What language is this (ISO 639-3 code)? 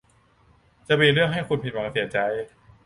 tha